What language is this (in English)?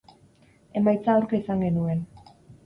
Basque